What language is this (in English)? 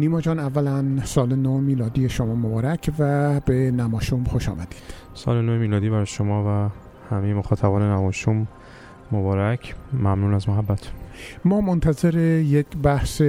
Persian